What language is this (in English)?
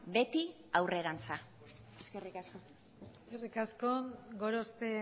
Basque